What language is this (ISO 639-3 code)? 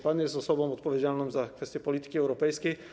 pol